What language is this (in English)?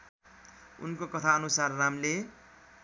Nepali